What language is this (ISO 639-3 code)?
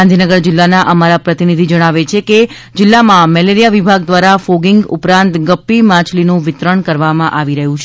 guj